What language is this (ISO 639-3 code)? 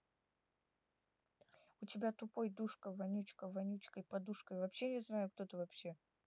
rus